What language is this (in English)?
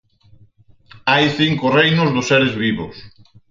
Galician